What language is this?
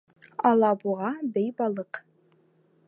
Bashkir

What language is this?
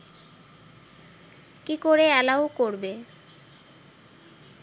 Bangla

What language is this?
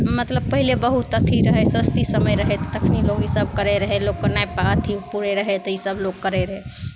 Maithili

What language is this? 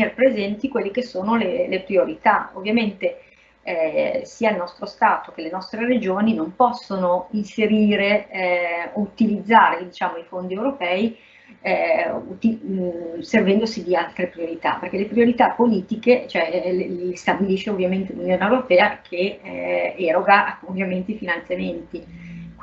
Italian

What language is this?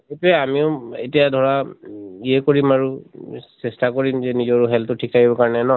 Assamese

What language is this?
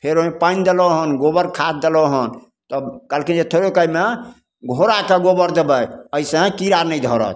Maithili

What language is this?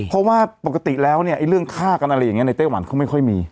Thai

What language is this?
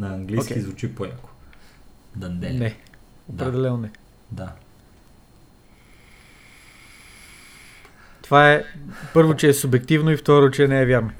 Bulgarian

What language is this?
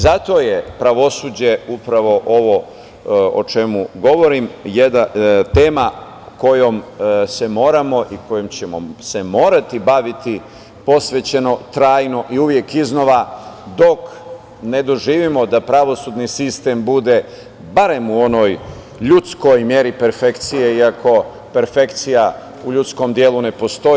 Serbian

